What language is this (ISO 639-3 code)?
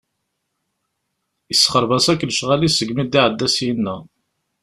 kab